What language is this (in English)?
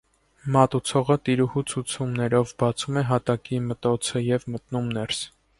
Armenian